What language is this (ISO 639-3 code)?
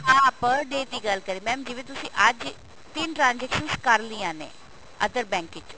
pan